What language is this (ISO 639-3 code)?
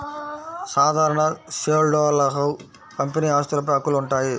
tel